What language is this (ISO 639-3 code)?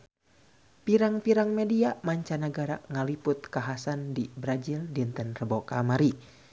sun